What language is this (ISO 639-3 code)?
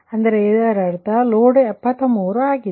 kan